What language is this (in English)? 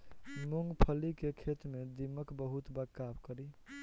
Bhojpuri